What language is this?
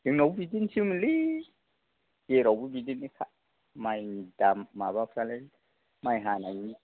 Bodo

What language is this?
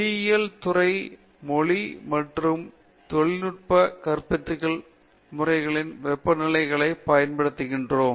Tamil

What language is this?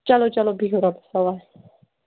Kashmiri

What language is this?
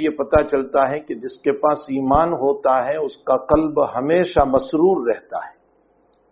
Arabic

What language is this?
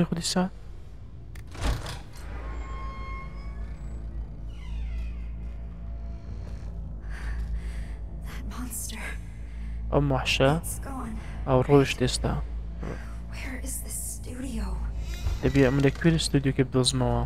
Arabic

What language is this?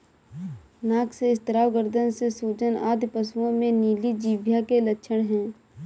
Hindi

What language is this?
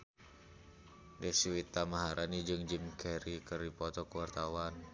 Sundanese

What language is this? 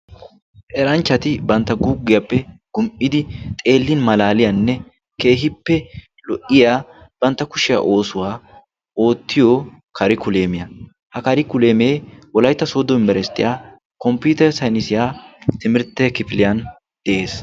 Wolaytta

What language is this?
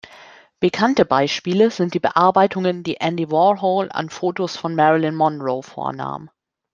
German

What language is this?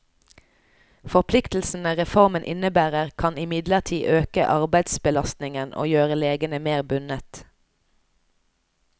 Norwegian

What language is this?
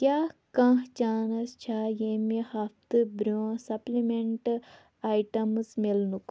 Kashmiri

